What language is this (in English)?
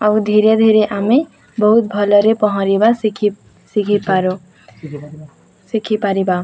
Odia